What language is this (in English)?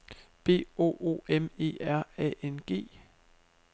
Danish